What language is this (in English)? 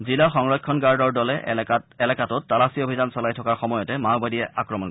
Assamese